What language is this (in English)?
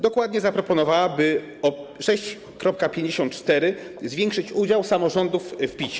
Polish